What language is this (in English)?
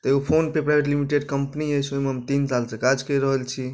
Maithili